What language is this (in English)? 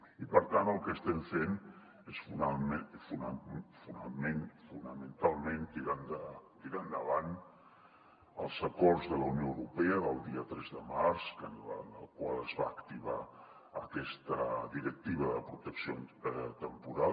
Catalan